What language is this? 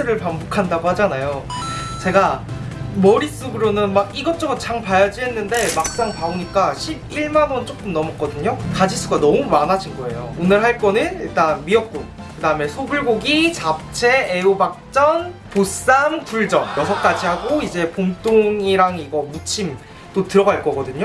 Korean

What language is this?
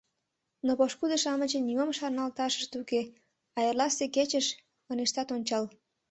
Mari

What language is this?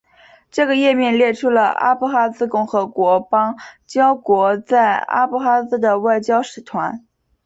Chinese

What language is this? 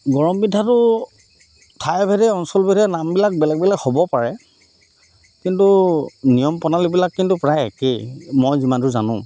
Assamese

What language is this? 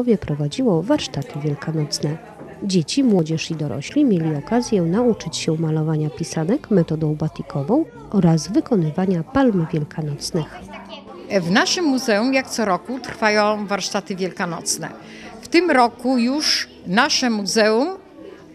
Polish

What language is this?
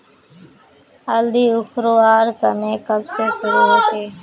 Magahi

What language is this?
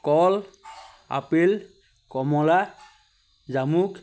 Assamese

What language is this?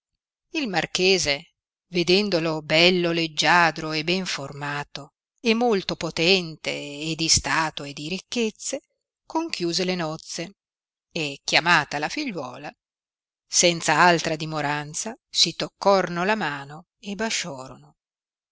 Italian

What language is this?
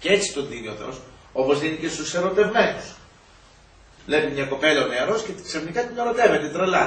Greek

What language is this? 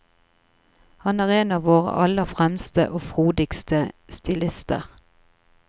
Norwegian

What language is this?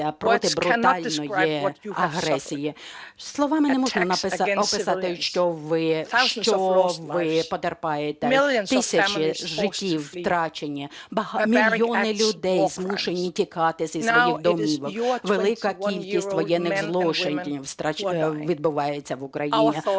Ukrainian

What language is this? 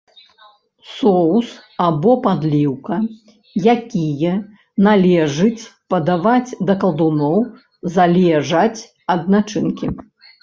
Belarusian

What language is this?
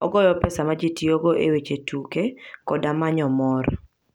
Luo (Kenya and Tanzania)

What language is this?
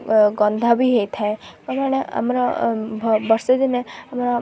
Odia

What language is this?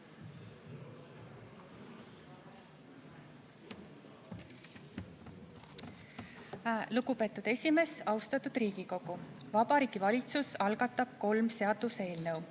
Estonian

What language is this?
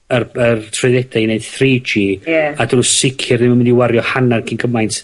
Welsh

